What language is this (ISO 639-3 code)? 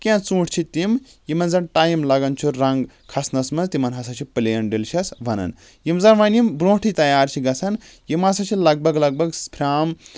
kas